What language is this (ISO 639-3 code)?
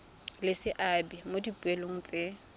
tsn